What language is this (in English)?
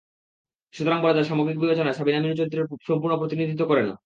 Bangla